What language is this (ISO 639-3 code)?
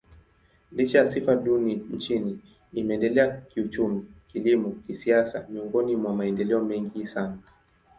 swa